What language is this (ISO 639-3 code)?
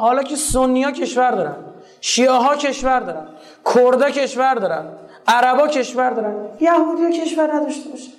fas